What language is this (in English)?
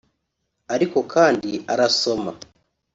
Kinyarwanda